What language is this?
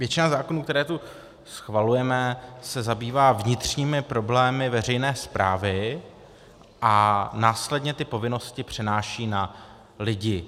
Czech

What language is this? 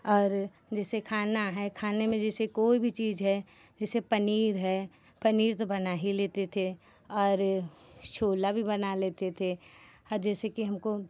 Hindi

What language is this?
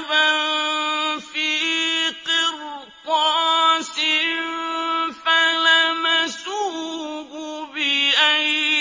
Arabic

